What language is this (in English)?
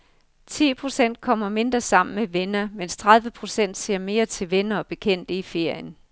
Danish